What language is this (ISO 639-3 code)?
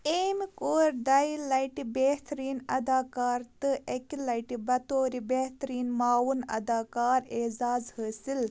kas